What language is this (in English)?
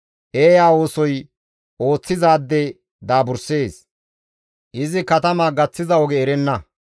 Gamo